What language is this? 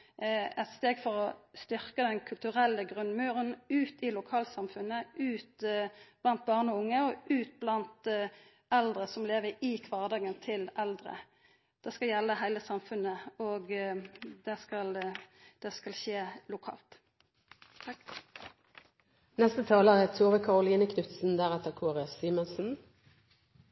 Norwegian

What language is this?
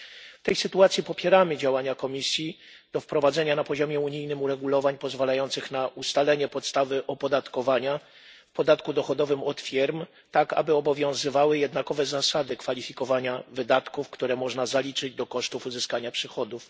Polish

